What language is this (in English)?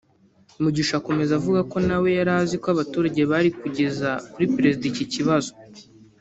Kinyarwanda